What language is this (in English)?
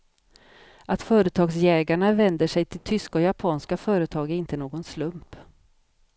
Swedish